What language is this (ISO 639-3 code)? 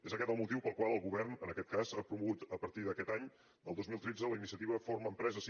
cat